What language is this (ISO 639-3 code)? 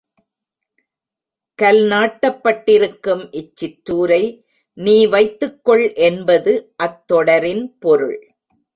tam